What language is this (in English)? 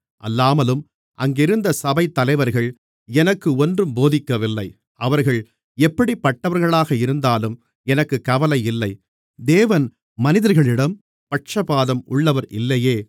Tamil